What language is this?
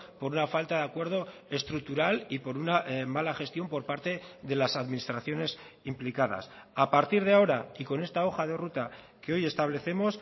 Spanish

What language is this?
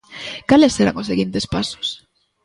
Galician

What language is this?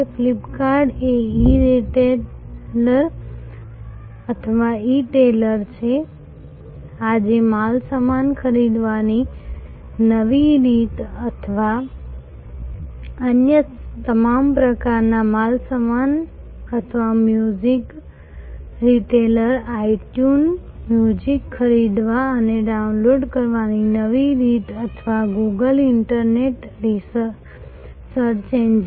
Gujarati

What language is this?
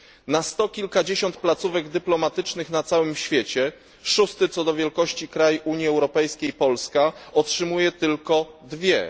Polish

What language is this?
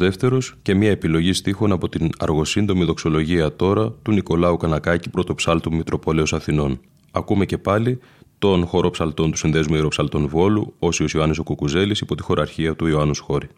Greek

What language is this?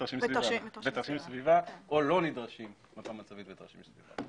Hebrew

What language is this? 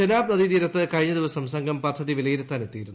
Malayalam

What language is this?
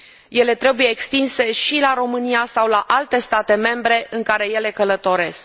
Romanian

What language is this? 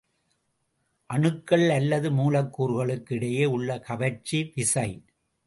Tamil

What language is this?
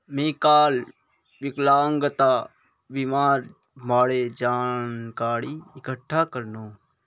Magahi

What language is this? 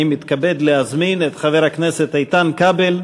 Hebrew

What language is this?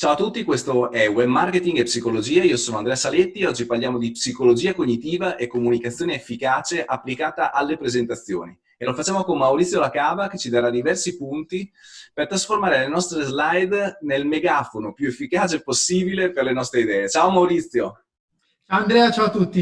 Italian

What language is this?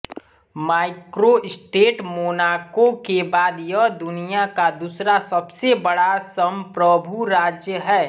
Hindi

